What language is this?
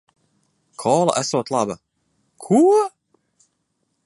Latvian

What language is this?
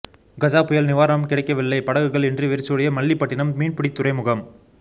Tamil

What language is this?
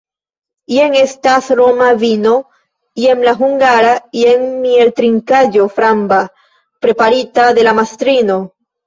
Esperanto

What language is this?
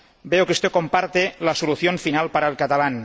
Spanish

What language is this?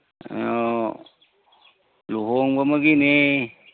Manipuri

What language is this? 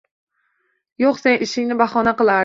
Uzbek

